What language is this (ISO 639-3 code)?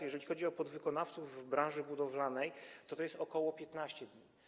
pol